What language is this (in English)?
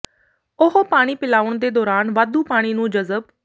Punjabi